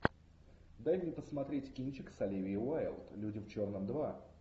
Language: Russian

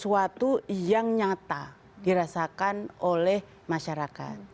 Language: Indonesian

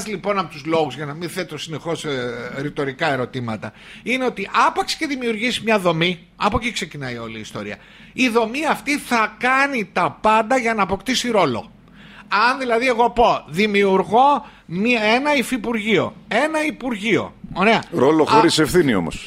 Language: Greek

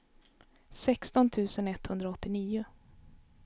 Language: Swedish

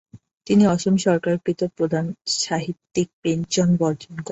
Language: Bangla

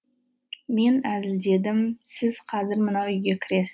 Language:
Kazakh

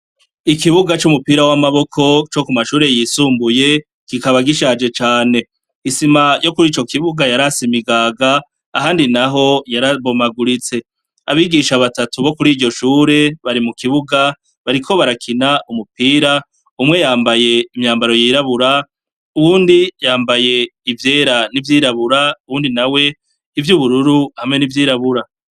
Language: Rundi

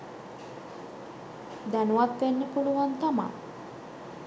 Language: Sinhala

